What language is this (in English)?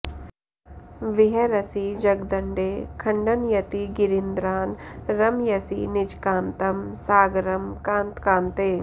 Sanskrit